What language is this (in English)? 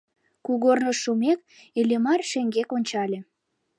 Mari